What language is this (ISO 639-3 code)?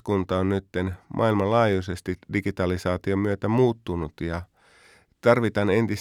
fin